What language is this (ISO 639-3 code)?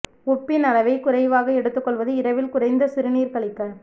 tam